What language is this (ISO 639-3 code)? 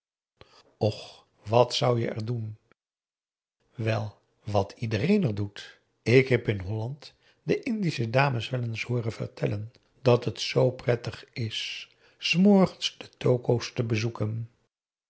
nld